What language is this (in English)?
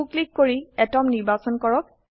Assamese